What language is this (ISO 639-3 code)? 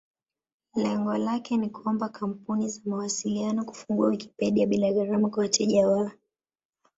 swa